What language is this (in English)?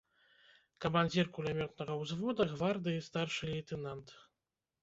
Belarusian